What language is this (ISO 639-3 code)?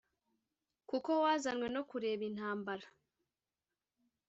kin